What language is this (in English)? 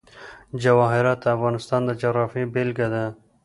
Pashto